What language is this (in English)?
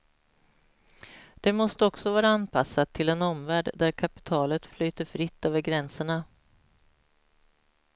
Swedish